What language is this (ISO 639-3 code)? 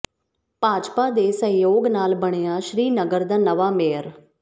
pan